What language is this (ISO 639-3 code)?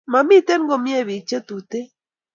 kln